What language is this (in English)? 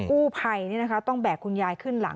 Thai